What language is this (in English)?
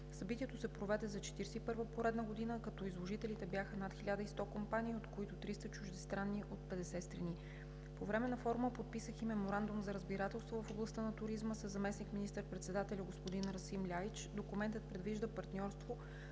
Bulgarian